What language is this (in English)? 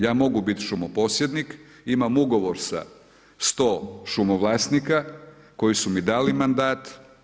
Croatian